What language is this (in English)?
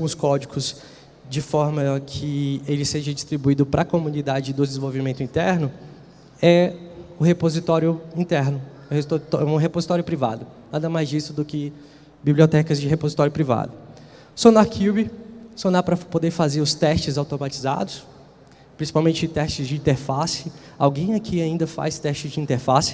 Portuguese